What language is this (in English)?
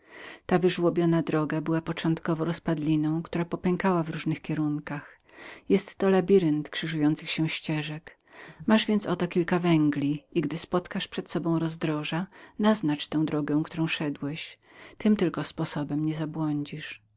Polish